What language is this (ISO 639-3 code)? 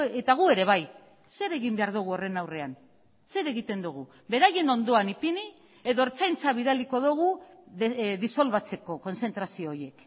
eus